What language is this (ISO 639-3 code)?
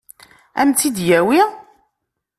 kab